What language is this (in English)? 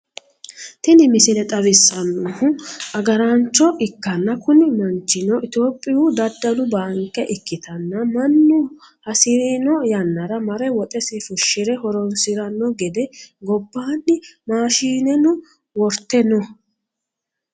Sidamo